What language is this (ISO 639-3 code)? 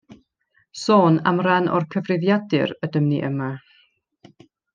cym